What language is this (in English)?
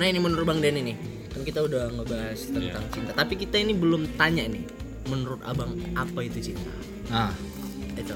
Indonesian